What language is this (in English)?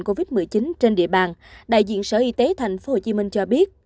Vietnamese